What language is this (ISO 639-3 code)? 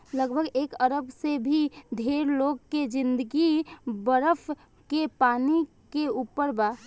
bho